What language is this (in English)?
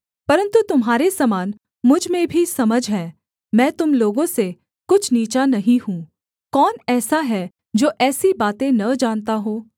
Hindi